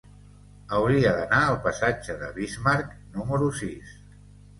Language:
Catalan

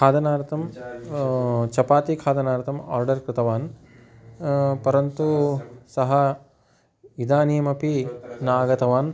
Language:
Sanskrit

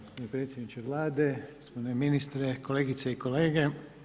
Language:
Croatian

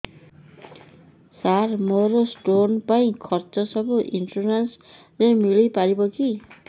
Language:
Odia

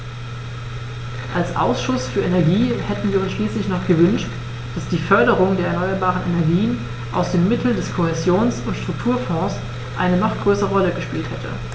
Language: German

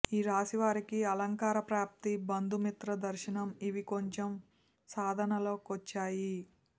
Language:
Telugu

